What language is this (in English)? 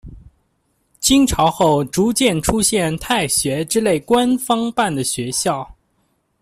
Chinese